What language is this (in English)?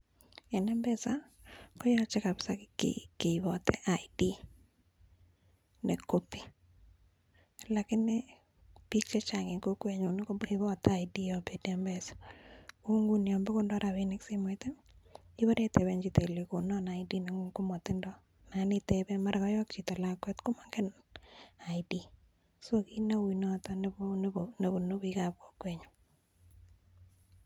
Kalenjin